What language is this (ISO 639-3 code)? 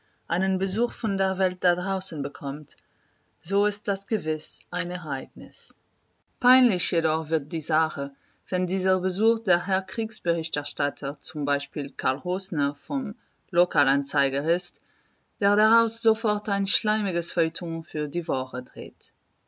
deu